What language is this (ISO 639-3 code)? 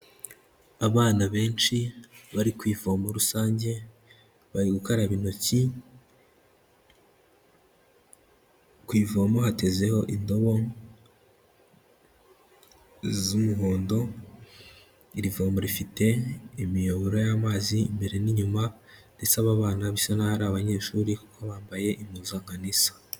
kin